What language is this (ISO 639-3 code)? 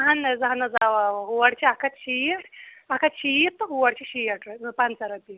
kas